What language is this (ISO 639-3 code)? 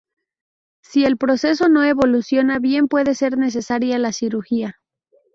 spa